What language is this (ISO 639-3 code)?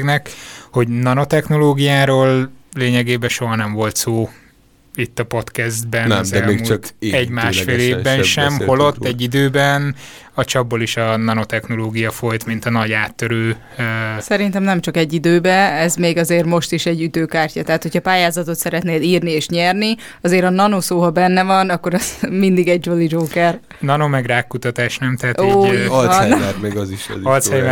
hun